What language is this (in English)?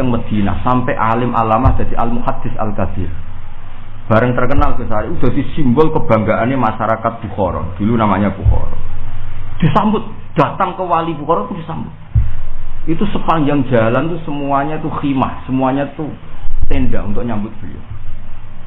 Indonesian